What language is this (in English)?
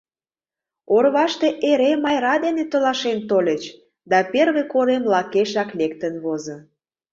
Mari